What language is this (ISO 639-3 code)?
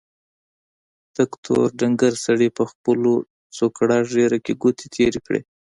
pus